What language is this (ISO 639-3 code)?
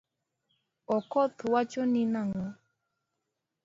luo